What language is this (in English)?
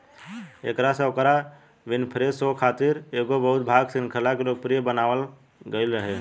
Bhojpuri